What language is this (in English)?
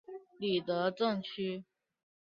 Chinese